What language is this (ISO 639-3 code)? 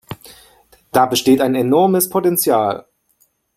deu